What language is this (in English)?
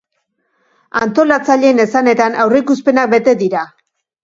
Basque